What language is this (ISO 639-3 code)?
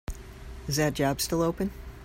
eng